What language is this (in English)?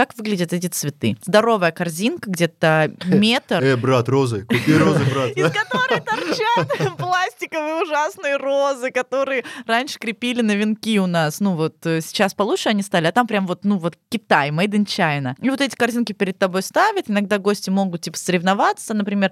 Russian